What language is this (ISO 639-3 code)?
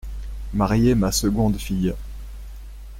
fra